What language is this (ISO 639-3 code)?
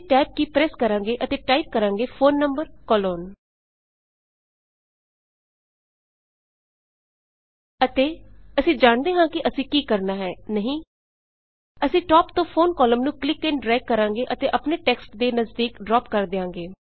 pan